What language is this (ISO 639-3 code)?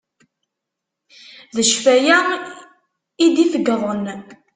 kab